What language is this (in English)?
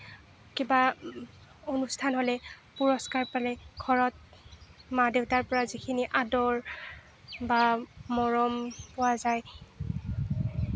Assamese